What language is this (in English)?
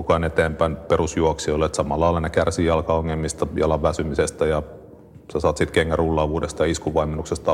Finnish